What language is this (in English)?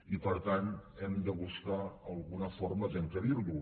Catalan